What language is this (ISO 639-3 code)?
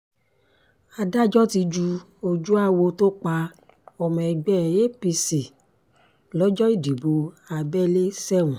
yor